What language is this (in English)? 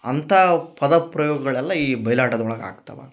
Kannada